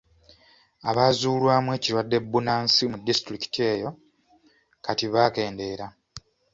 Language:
Ganda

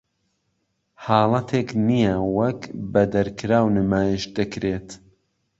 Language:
Central Kurdish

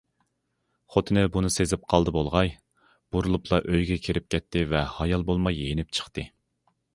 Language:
Uyghur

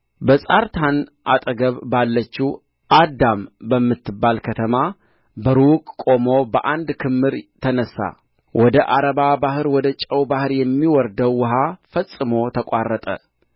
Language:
Amharic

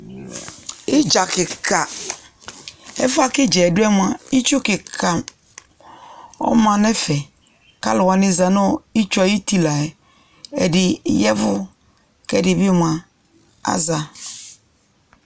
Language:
Ikposo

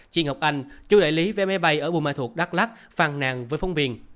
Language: Vietnamese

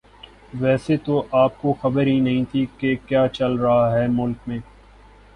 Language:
Urdu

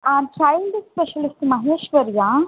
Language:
Tamil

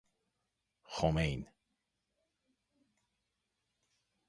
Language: Persian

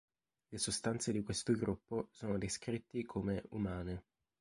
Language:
Italian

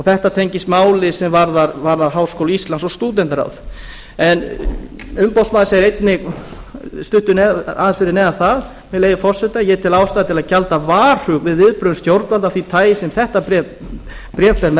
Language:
Icelandic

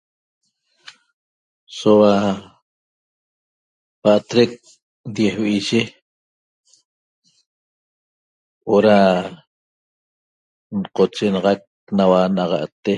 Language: Toba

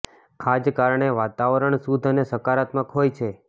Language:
Gujarati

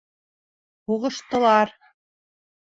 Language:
Bashkir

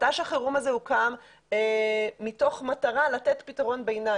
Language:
Hebrew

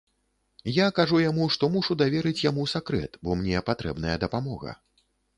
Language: Belarusian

